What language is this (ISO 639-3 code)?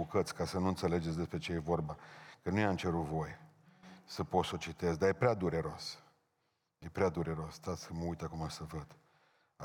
ron